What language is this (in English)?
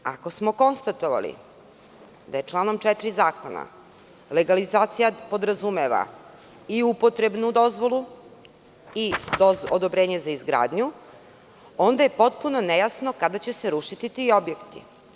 Serbian